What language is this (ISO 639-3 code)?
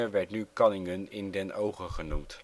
nld